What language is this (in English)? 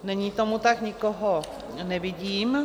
Czech